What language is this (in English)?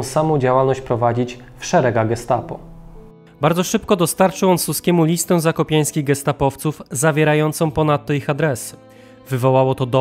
Polish